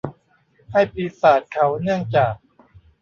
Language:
Thai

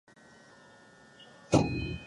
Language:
Japanese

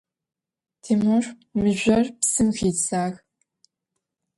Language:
Adyghe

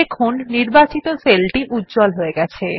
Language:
Bangla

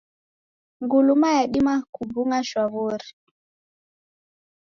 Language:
Taita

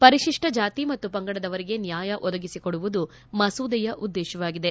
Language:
Kannada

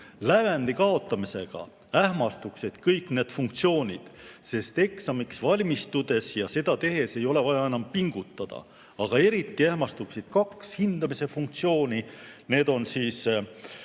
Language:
Estonian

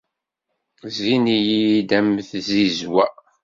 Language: Kabyle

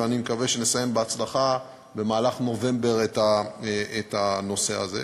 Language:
Hebrew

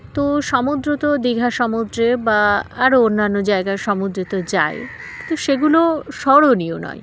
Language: Bangla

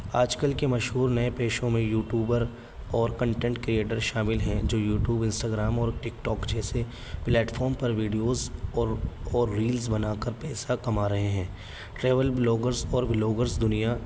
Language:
Urdu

